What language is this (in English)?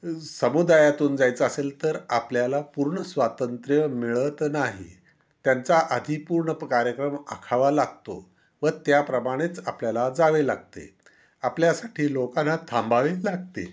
Marathi